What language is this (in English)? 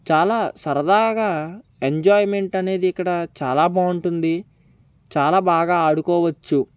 Telugu